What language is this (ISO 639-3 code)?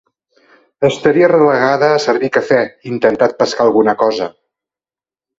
cat